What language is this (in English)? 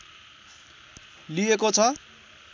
Nepali